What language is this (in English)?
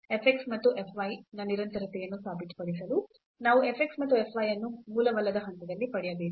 Kannada